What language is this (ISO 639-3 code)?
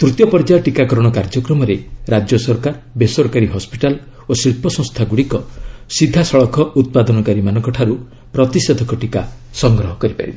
ori